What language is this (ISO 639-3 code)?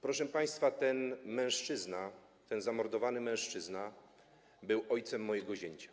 pol